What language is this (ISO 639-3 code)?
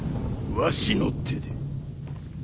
jpn